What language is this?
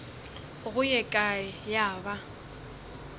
Northern Sotho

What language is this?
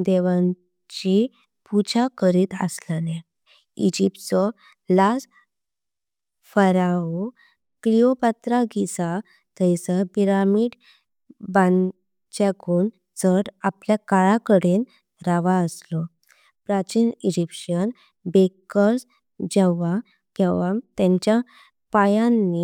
Konkani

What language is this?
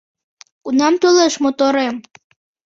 Mari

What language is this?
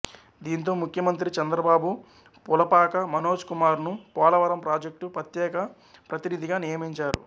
Telugu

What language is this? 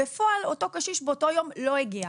Hebrew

